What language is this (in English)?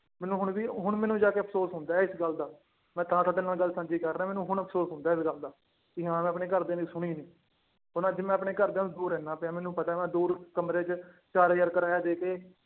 Punjabi